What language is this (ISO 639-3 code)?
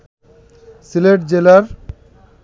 ben